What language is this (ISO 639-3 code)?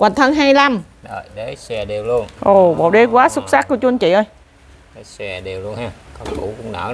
vie